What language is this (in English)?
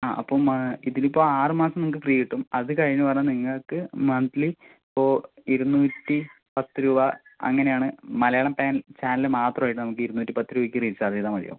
Malayalam